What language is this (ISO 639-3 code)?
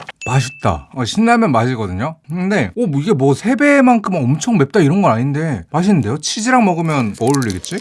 kor